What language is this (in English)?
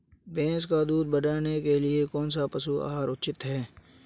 Hindi